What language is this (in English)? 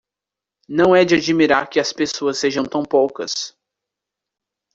Portuguese